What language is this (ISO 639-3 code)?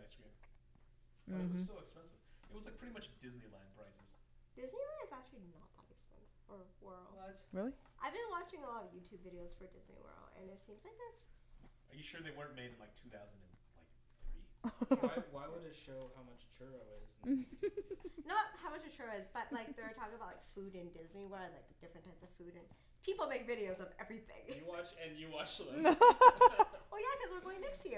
eng